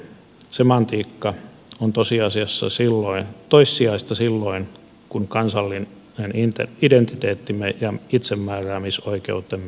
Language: Finnish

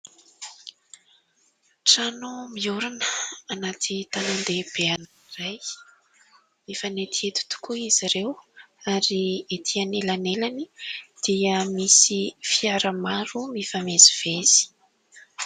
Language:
Malagasy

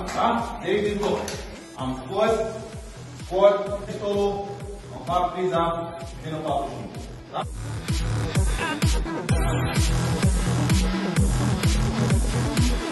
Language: Romanian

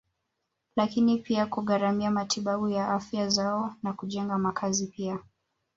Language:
Swahili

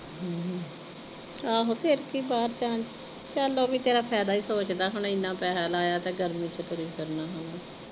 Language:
Punjabi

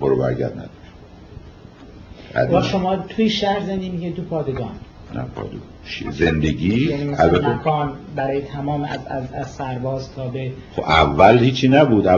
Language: Persian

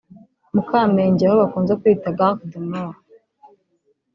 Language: Kinyarwanda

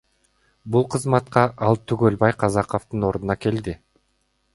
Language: Kyrgyz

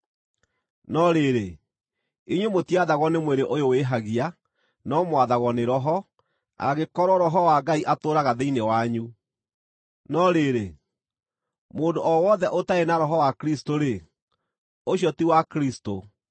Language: Kikuyu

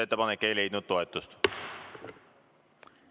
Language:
Estonian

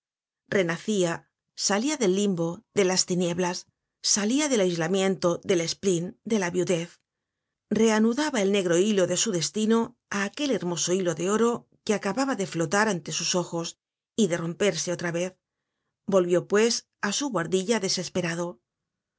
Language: Spanish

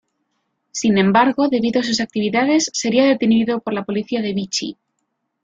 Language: Spanish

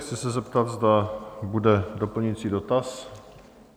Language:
Czech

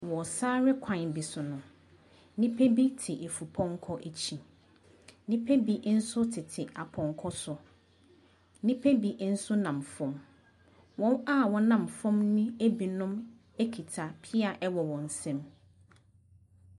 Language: Akan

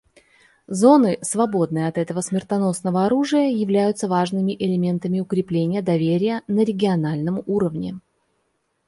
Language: Russian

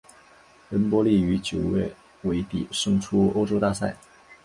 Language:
Chinese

